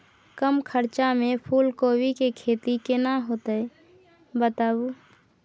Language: Maithili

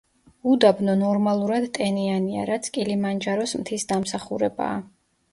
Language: Georgian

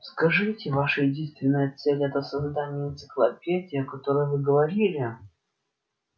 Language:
Russian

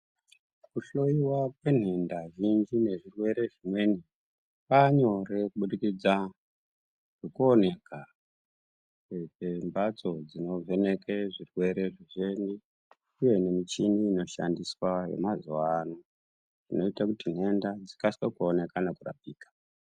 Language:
Ndau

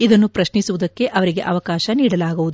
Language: Kannada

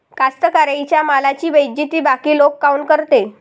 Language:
Marathi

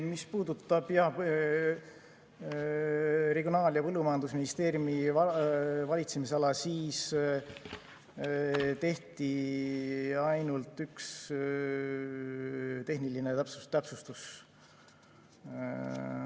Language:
Estonian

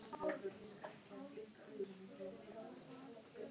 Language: Icelandic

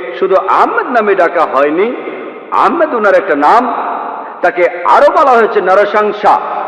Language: Bangla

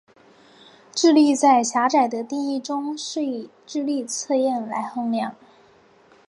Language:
Chinese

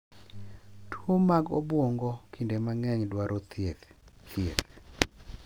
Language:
Luo (Kenya and Tanzania)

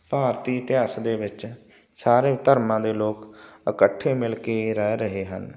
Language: Punjabi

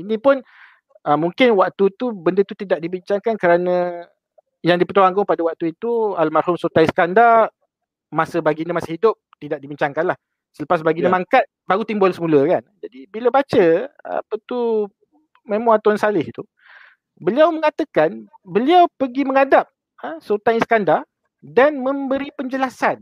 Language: Malay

